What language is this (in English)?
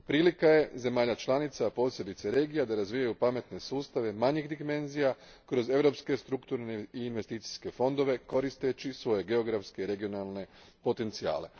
Croatian